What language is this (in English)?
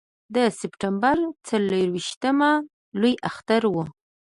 Pashto